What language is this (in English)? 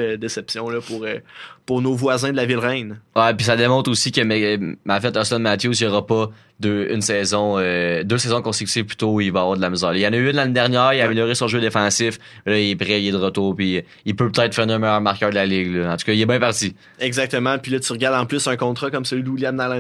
French